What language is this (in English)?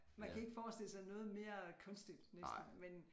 Danish